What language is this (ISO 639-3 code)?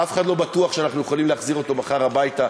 heb